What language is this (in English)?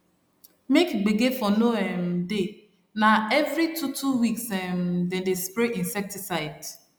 Nigerian Pidgin